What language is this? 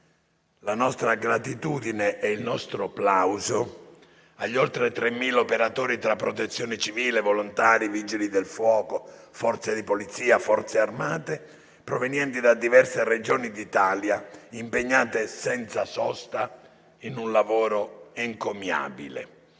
Italian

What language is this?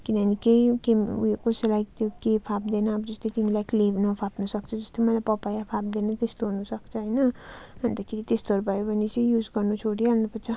Nepali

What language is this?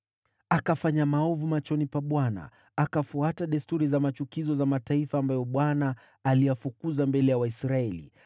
Swahili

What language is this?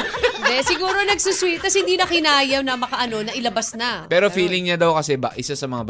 Filipino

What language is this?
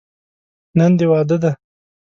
Pashto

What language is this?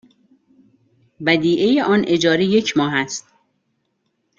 Persian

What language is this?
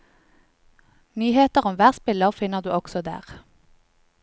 Norwegian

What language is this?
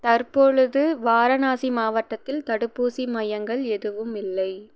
Tamil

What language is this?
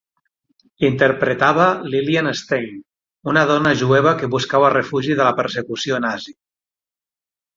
Catalan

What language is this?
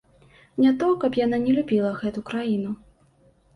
Belarusian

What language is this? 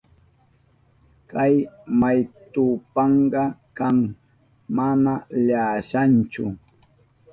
Southern Pastaza Quechua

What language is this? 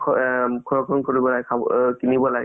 Assamese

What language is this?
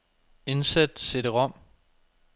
Danish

